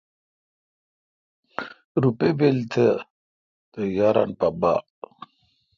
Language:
Kalkoti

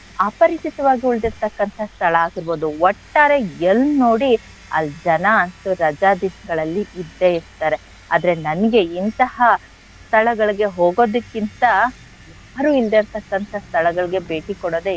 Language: Kannada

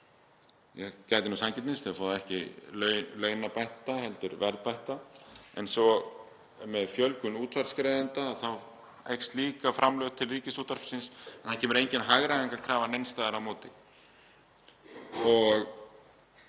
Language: Icelandic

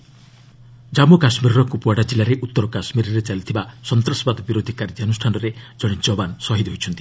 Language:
Odia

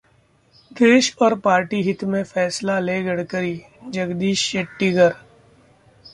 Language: Hindi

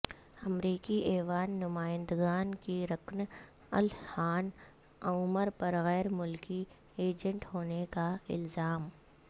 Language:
Urdu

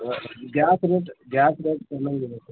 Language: Kannada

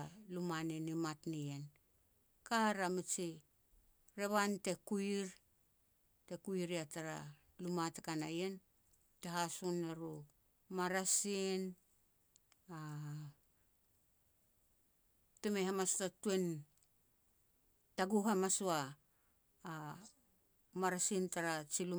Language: Petats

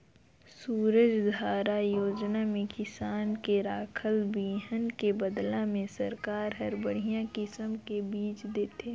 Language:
Chhattisgarhi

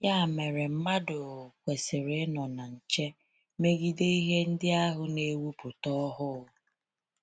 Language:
Igbo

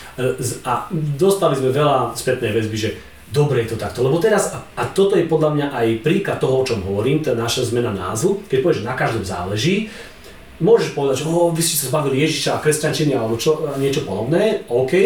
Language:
Slovak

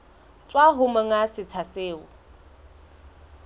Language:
Southern Sotho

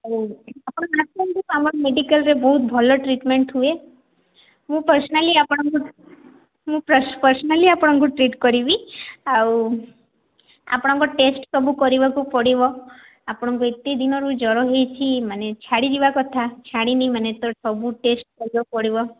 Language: Odia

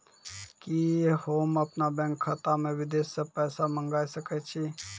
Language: Maithili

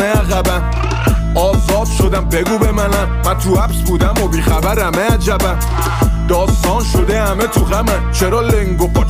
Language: Persian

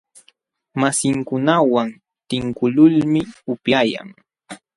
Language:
Jauja Wanca Quechua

